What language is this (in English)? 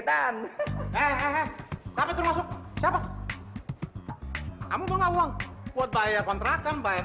Indonesian